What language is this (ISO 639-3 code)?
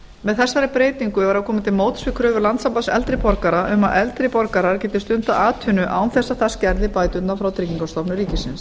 isl